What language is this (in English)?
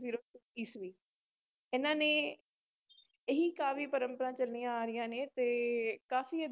Punjabi